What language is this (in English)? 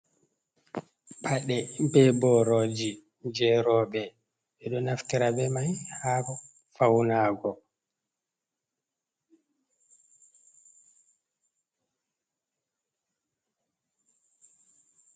Fula